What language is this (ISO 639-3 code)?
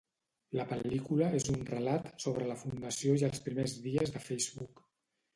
cat